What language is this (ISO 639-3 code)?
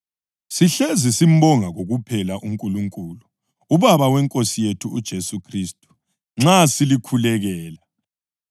nde